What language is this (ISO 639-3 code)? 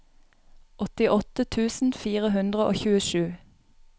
nor